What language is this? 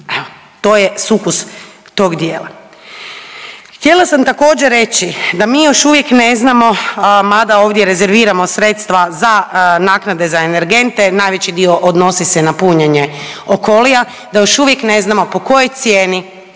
Croatian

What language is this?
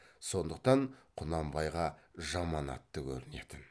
Kazakh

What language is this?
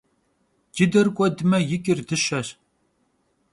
Kabardian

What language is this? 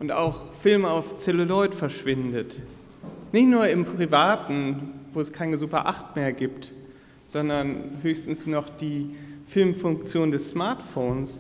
German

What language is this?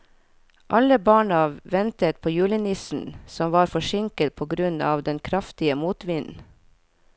Norwegian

